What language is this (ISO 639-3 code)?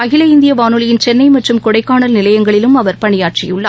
tam